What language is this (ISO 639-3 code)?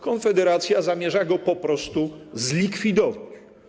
pol